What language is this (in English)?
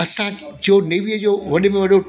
Sindhi